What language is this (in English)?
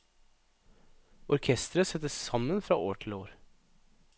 Norwegian